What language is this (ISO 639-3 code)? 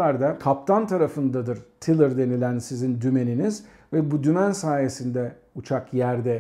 tur